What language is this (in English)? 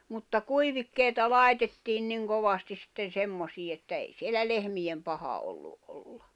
Finnish